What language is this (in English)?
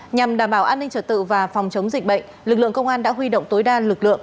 Vietnamese